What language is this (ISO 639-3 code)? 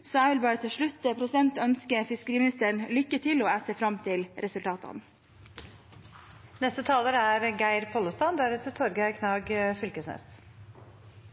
nor